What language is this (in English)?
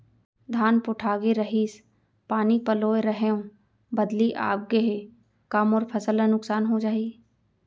Chhattisgarhi